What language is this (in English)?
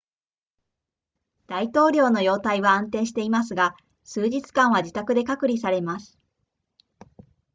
Japanese